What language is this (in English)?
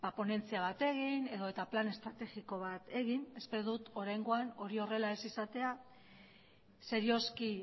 Basque